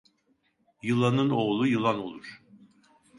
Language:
Turkish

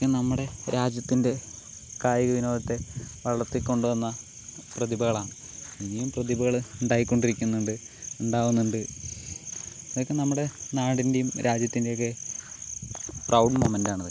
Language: Malayalam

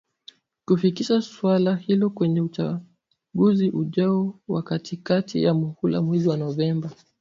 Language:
Swahili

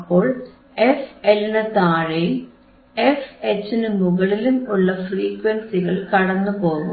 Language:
Malayalam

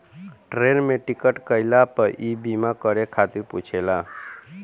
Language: Bhojpuri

